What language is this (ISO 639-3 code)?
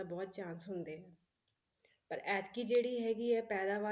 pan